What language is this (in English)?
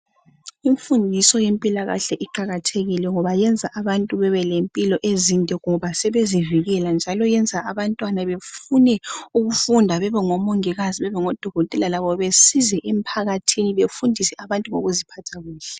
North Ndebele